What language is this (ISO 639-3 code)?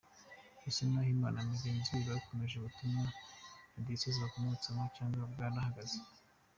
kin